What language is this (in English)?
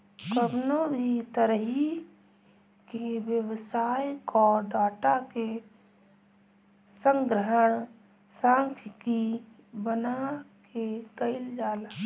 Bhojpuri